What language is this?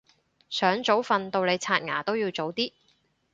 Cantonese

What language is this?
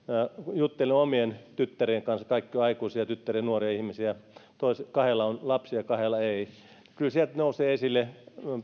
Finnish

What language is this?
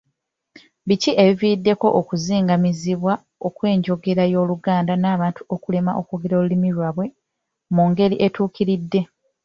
Ganda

